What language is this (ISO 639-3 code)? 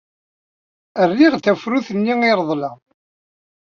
kab